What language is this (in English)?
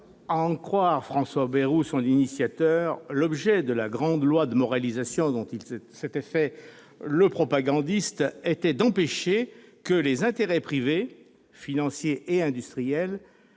French